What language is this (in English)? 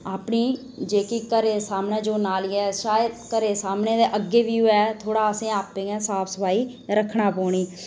Dogri